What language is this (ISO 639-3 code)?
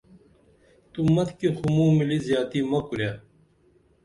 dml